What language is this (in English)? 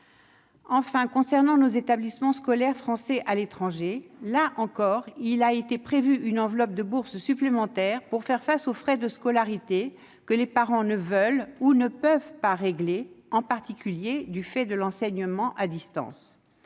French